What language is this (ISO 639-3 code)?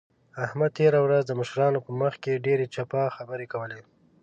pus